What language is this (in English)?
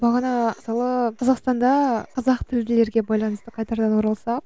Kazakh